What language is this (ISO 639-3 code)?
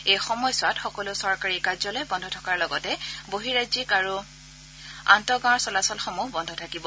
asm